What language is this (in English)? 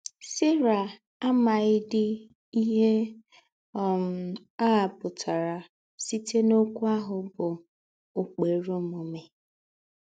Igbo